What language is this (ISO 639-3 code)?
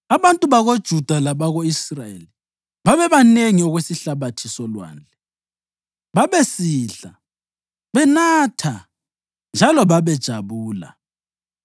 nde